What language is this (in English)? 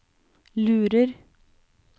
Norwegian